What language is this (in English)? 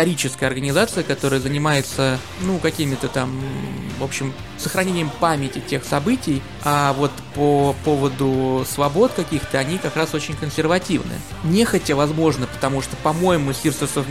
Russian